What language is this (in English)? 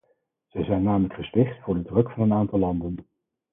Dutch